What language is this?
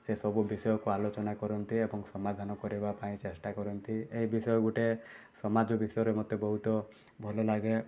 Odia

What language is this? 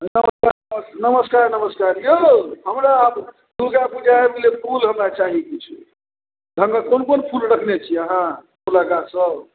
Maithili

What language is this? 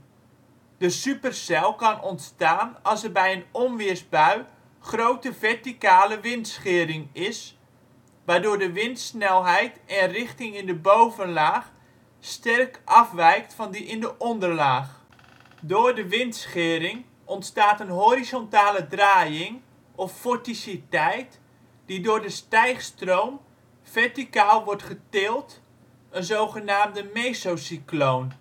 Dutch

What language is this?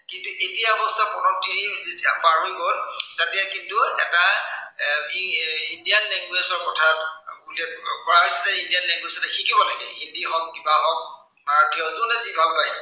Assamese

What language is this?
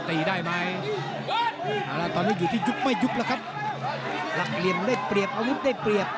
Thai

